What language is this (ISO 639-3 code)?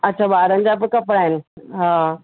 snd